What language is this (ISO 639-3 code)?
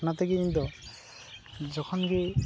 sat